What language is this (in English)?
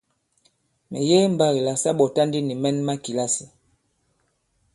Bankon